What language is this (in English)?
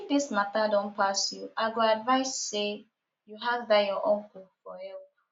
Nigerian Pidgin